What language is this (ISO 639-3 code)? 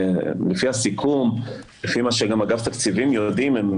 heb